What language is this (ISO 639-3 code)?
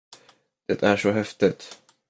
swe